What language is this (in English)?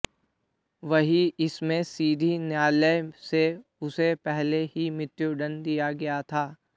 Hindi